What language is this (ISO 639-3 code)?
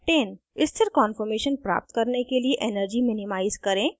hin